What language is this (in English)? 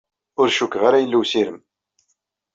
Kabyle